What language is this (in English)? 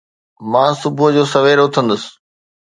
Sindhi